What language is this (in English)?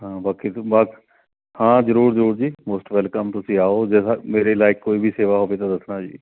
Punjabi